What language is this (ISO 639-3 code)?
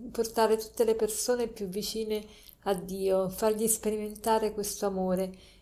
ita